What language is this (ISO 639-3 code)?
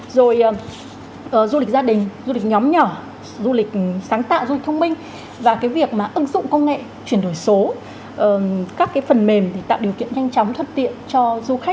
vie